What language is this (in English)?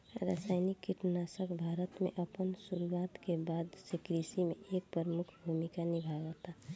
Bhojpuri